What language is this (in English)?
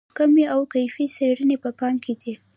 Pashto